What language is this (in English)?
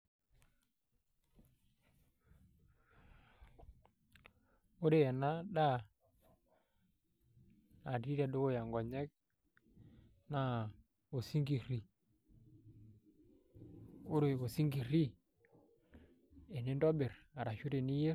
Masai